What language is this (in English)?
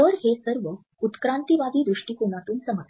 Marathi